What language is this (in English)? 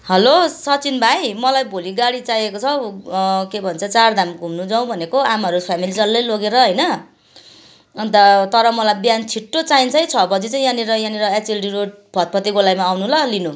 Nepali